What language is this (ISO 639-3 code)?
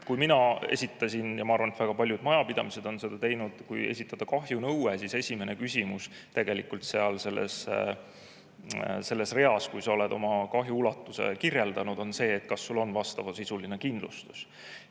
est